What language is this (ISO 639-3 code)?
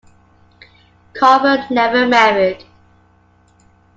eng